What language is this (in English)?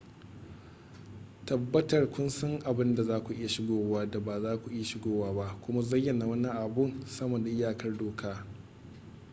Hausa